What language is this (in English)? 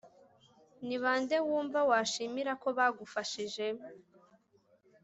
Kinyarwanda